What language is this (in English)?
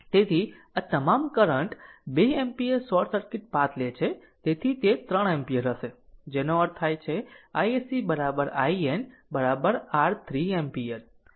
Gujarati